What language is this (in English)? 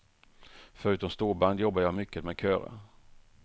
Swedish